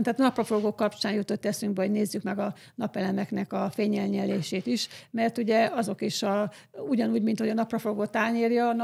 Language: Hungarian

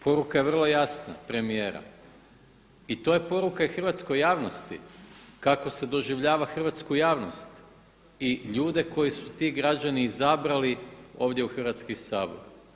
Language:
Croatian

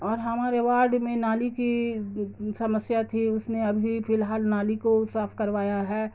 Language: Urdu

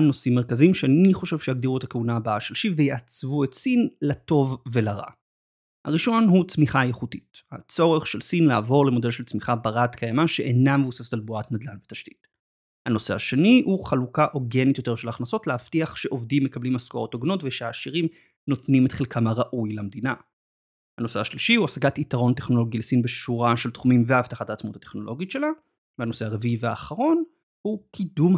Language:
Hebrew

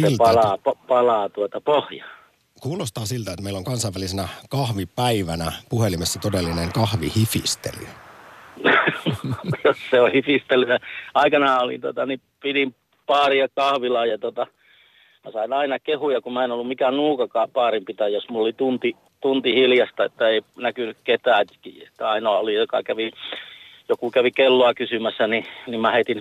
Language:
Finnish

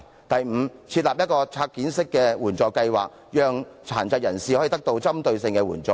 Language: Cantonese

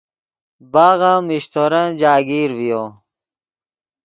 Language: Yidgha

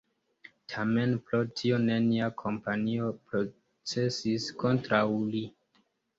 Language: Esperanto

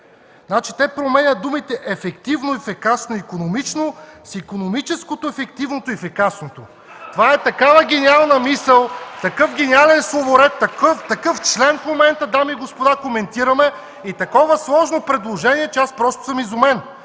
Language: Bulgarian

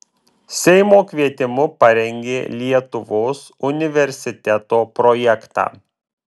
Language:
Lithuanian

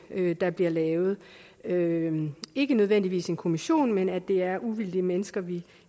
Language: Danish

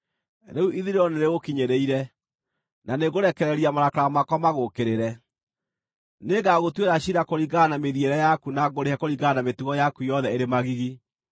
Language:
Kikuyu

